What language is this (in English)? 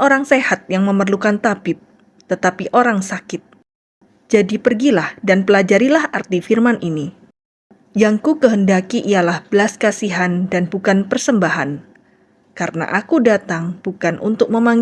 Indonesian